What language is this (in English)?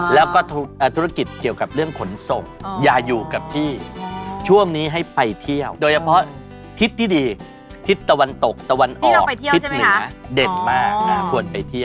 Thai